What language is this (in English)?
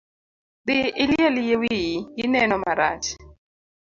Luo (Kenya and Tanzania)